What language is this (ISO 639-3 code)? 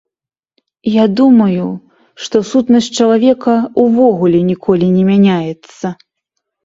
bel